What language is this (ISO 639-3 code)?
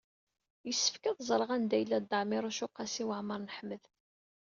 kab